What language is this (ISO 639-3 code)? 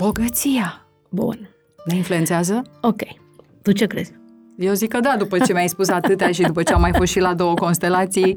ron